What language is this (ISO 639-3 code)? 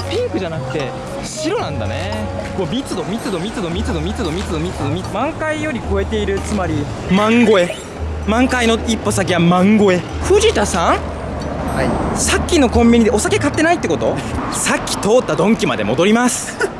jpn